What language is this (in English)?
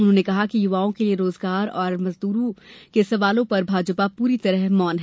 Hindi